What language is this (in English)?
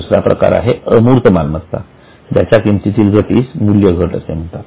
Marathi